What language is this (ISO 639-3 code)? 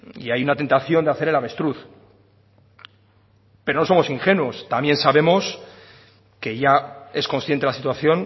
spa